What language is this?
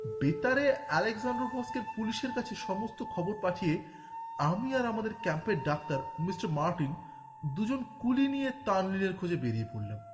Bangla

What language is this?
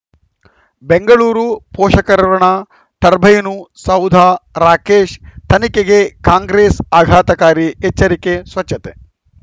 Kannada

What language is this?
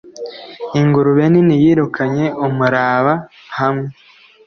Kinyarwanda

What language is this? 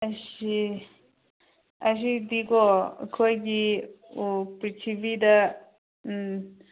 Manipuri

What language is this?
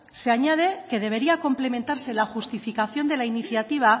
Spanish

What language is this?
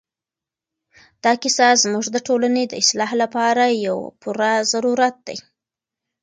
Pashto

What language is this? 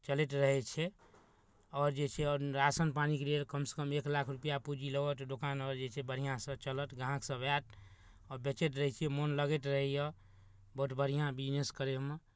Maithili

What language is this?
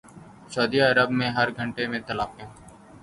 Urdu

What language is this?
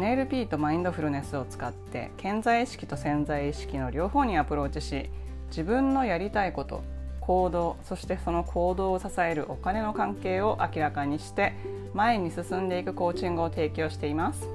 Japanese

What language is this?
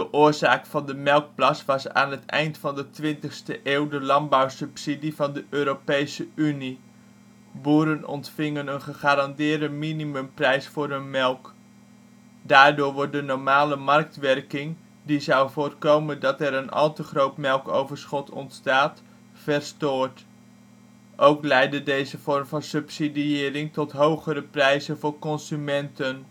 Dutch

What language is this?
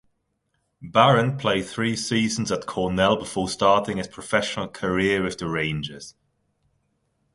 English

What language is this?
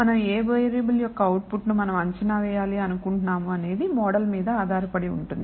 Telugu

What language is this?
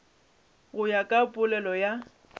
Northern Sotho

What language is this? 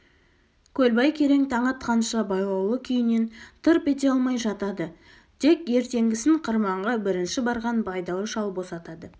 Kazakh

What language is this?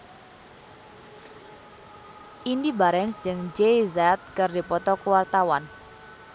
Sundanese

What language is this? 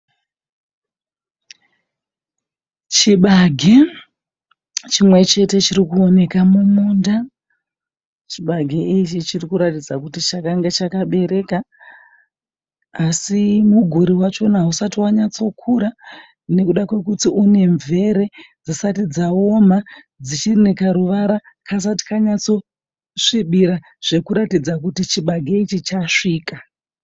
Shona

